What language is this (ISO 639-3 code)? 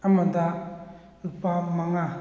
mni